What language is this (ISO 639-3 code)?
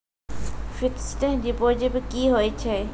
mai